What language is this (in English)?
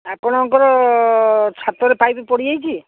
Odia